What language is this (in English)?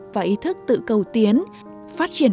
Vietnamese